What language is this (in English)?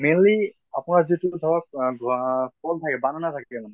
Assamese